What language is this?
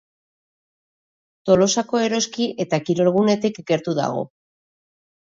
Basque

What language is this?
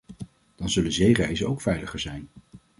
Dutch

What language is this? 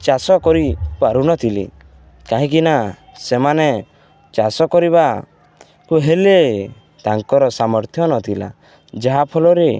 Odia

